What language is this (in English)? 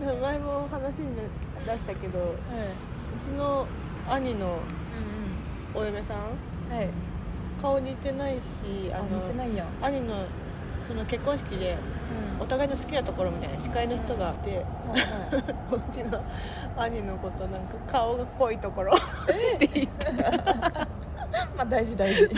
Japanese